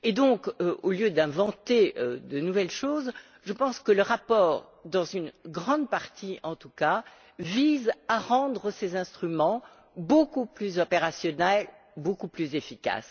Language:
French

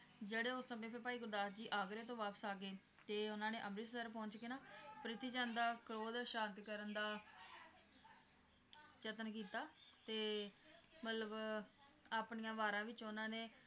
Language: Punjabi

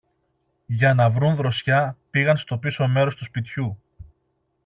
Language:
Greek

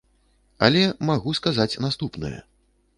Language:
Belarusian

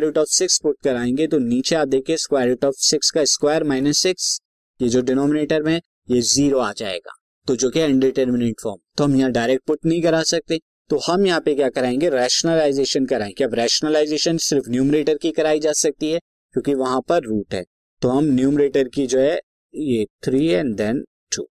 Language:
Hindi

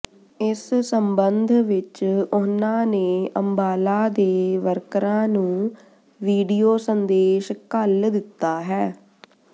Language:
Punjabi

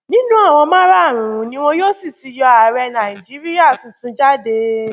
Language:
Yoruba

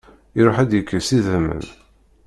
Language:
Kabyle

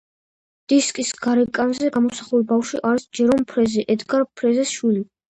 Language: Georgian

